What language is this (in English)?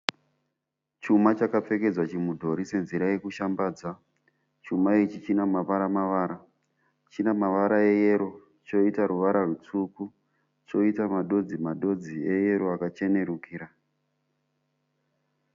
Shona